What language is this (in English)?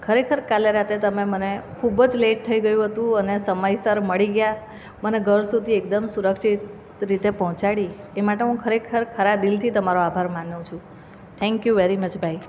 Gujarati